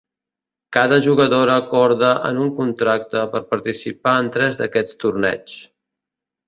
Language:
Catalan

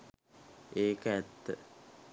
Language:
Sinhala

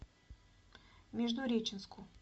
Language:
Russian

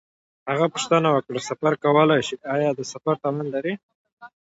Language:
Pashto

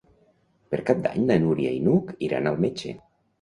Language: Catalan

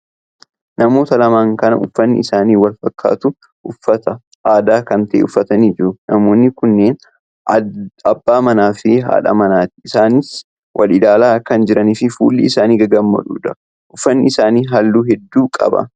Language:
Oromo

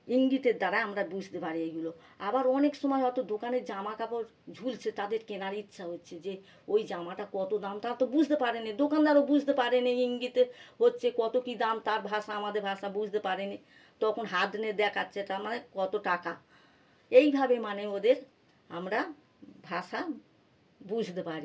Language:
Bangla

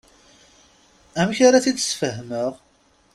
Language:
Kabyle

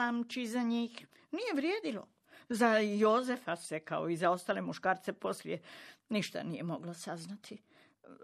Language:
Croatian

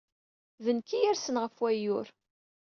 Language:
Kabyle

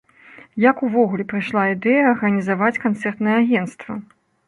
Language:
Belarusian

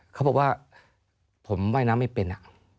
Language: Thai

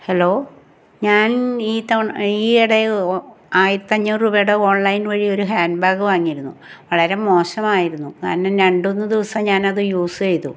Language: Malayalam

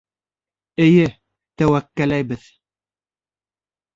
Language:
Bashkir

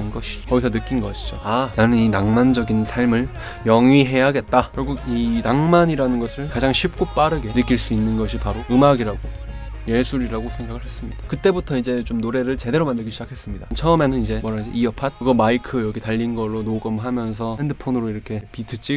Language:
Korean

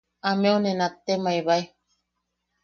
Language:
Yaqui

